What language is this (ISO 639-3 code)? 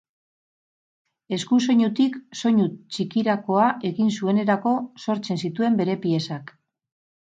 eus